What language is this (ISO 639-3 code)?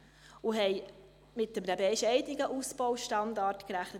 gsw